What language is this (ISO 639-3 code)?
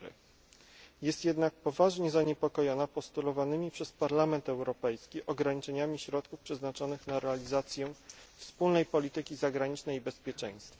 pol